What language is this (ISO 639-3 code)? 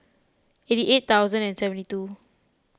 eng